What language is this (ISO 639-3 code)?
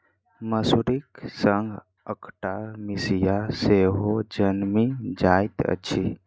mai